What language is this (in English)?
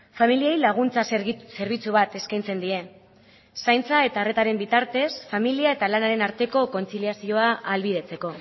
Basque